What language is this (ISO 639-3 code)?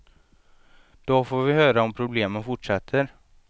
swe